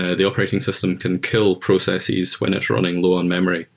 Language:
English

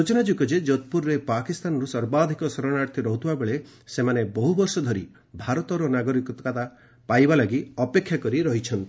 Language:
Odia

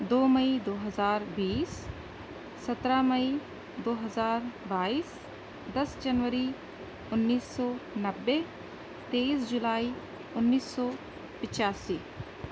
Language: Urdu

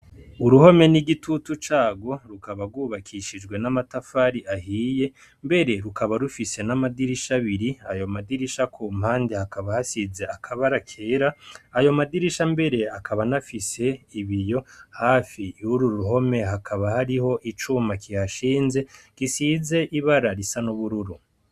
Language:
Rundi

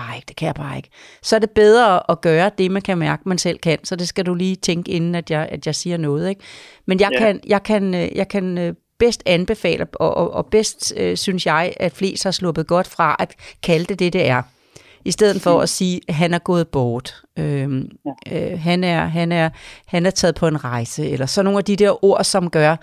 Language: Danish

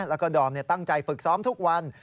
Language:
Thai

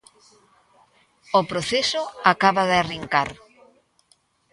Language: Galician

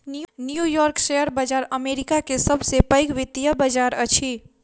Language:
Maithili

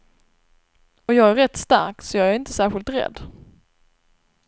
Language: Swedish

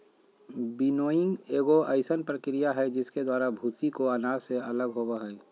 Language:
Magahi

